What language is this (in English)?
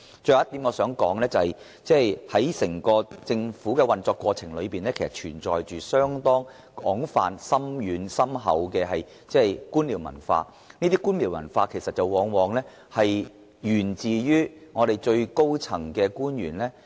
Cantonese